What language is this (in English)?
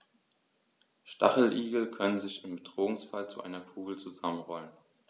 German